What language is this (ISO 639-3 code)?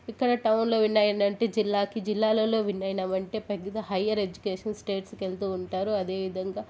tel